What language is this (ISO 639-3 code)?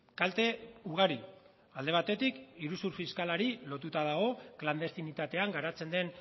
eus